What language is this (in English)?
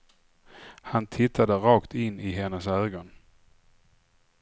Swedish